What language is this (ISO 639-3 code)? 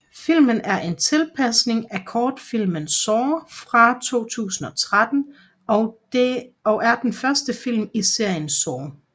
dan